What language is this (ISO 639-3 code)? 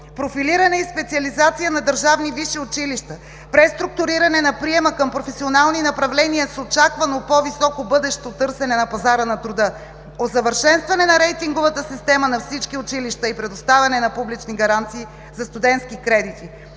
bul